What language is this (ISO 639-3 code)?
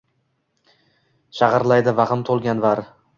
uzb